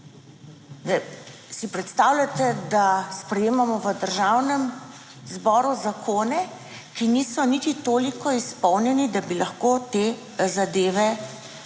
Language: Slovenian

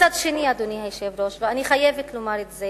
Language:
Hebrew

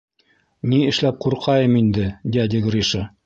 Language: Bashkir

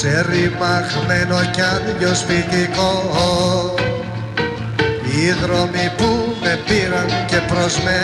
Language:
Greek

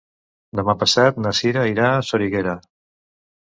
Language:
Catalan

